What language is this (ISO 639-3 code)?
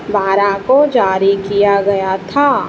hin